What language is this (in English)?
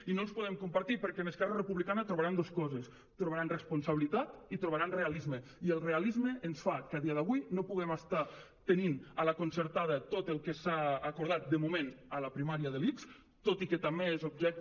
Catalan